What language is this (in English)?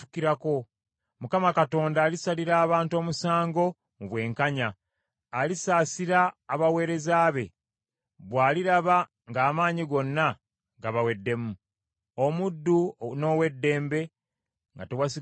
Ganda